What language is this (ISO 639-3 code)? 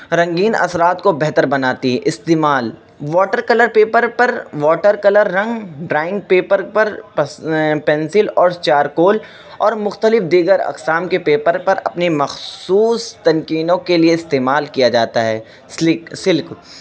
urd